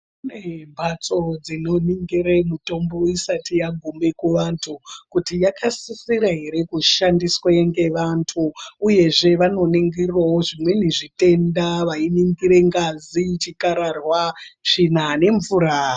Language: Ndau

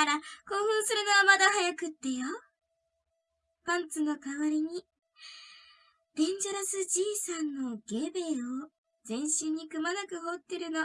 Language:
Japanese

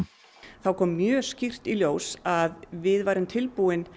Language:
Icelandic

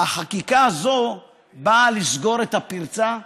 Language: Hebrew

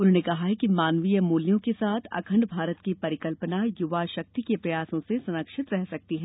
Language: Hindi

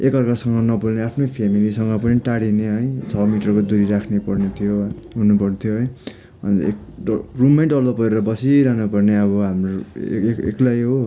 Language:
Nepali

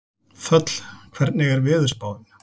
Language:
Icelandic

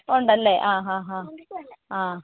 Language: Malayalam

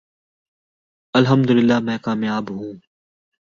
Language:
Urdu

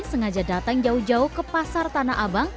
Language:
Indonesian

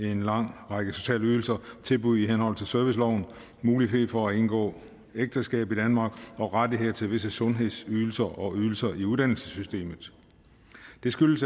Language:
Danish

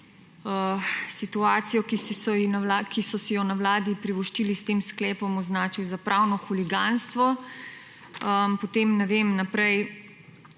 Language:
Slovenian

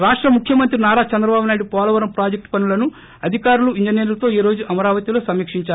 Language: Telugu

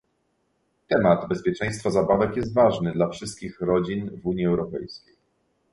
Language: Polish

